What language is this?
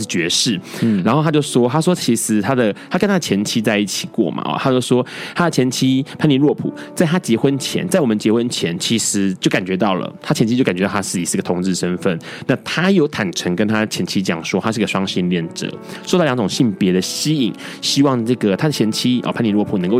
Chinese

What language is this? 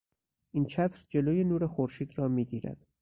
Persian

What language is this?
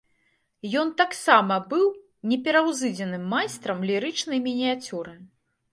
Belarusian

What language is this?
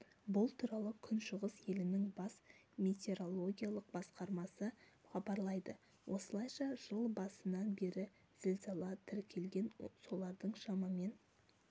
Kazakh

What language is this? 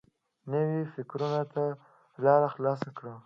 Pashto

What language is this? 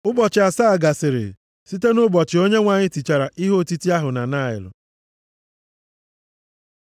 Igbo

